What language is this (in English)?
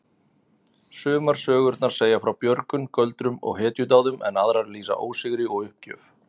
Icelandic